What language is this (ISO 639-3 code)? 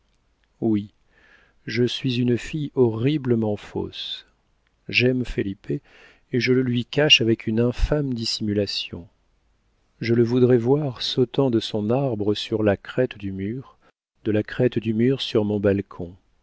fra